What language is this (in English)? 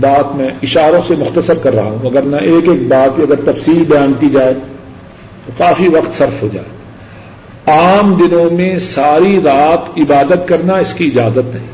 Urdu